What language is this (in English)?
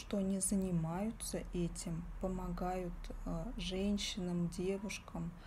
Russian